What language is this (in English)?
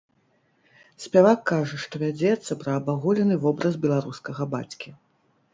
Belarusian